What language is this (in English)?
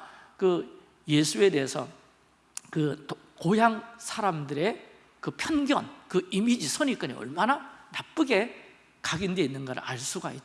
Korean